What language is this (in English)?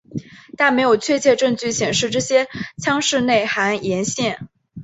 Chinese